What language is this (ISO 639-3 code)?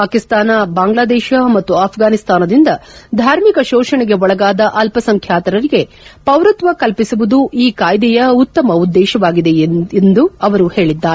kan